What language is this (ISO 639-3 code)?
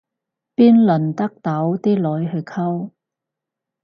yue